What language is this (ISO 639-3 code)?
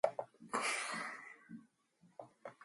mon